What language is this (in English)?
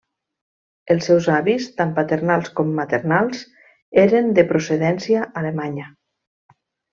Catalan